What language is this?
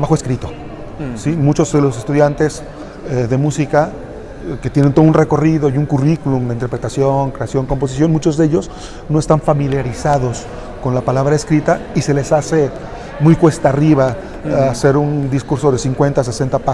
Spanish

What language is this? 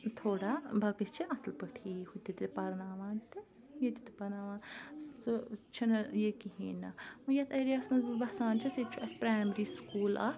Kashmiri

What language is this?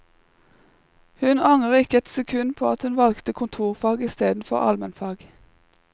Norwegian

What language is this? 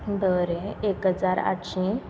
Konkani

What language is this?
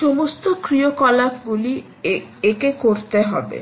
Bangla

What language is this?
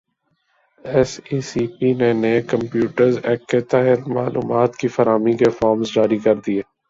Urdu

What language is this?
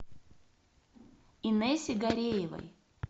Russian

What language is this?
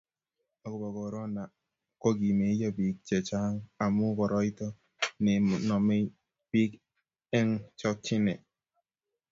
Kalenjin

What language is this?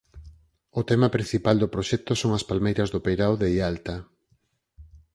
Galician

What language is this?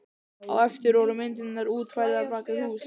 Icelandic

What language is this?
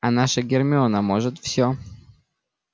Russian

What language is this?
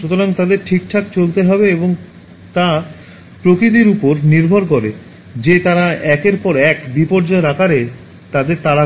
Bangla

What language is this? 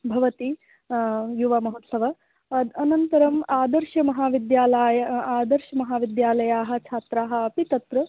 Sanskrit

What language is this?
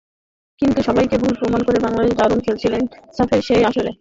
Bangla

